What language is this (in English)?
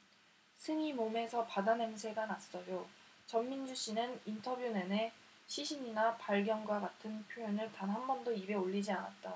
Korean